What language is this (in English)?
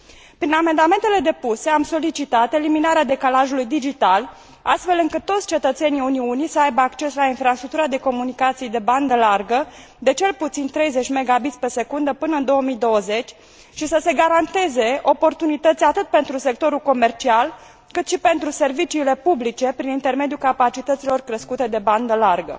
Romanian